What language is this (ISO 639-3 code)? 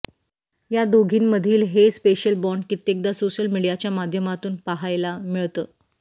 mar